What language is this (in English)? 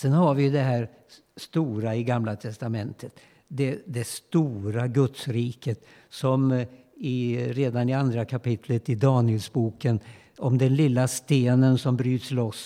Swedish